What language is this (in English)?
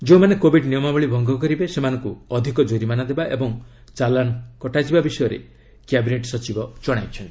Odia